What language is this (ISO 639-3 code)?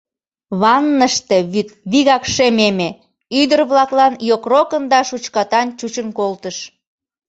chm